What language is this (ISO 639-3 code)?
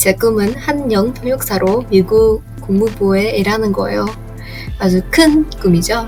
kor